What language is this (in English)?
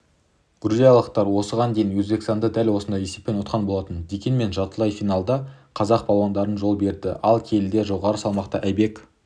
Kazakh